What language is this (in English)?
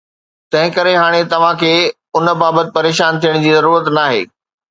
Sindhi